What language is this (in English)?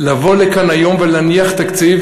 Hebrew